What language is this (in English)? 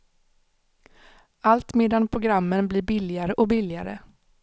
Swedish